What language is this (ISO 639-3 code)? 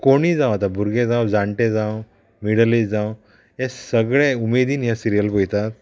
kok